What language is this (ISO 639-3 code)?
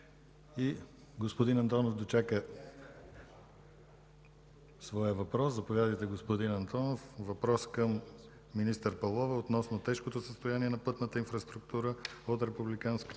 bul